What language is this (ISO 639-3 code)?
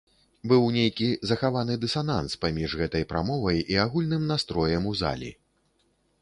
bel